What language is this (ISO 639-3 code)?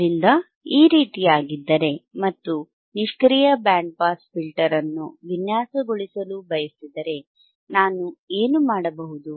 kan